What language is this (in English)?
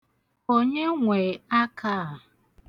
Igbo